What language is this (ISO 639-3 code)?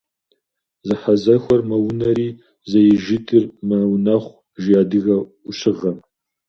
kbd